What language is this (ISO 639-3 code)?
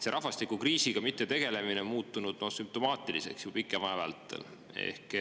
est